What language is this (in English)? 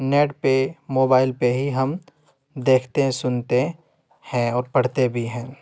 Urdu